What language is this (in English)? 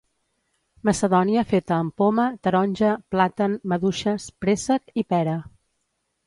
Catalan